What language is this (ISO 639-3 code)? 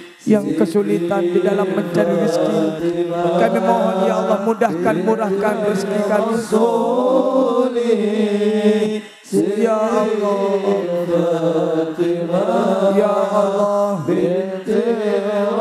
ind